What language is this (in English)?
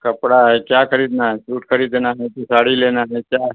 Urdu